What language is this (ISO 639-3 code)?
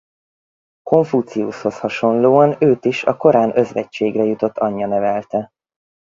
hun